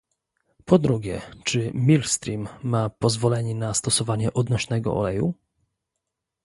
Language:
Polish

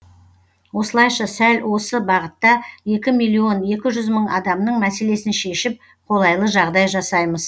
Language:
Kazakh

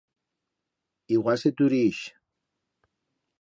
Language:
Aragonese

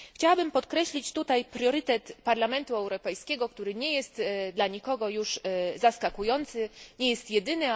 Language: Polish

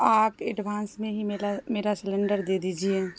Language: Urdu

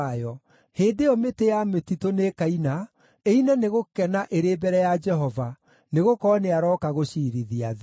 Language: Kikuyu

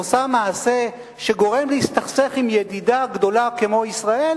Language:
Hebrew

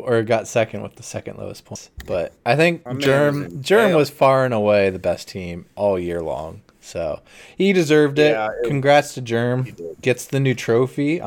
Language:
English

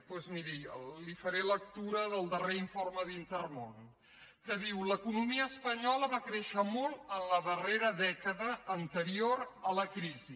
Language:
Catalan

